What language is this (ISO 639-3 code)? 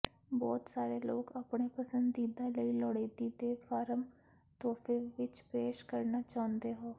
pan